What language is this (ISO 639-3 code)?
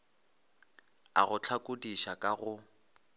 nso